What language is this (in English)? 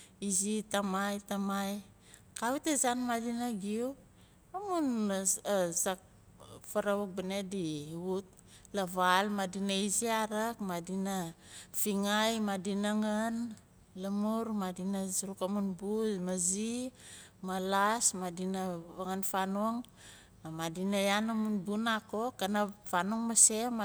Nalik